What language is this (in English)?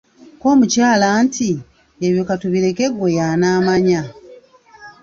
Ganda